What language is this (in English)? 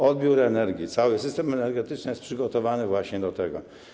Polish